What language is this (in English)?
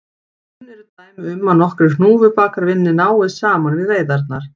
Icelandic